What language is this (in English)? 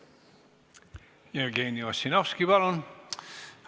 Estonian